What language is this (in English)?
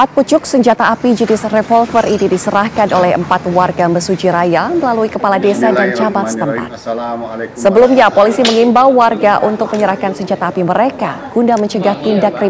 Indonesian